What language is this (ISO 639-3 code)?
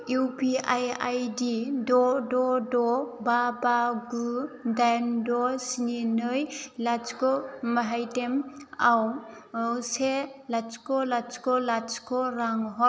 brx